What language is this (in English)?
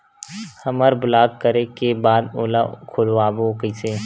Chhattisgarhi